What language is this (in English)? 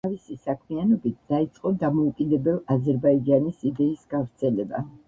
Georgian